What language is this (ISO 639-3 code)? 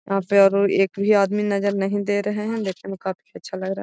mag